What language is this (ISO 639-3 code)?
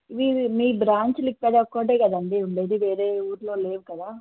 tel